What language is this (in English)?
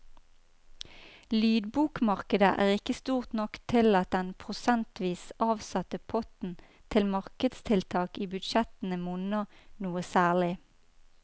Norwegian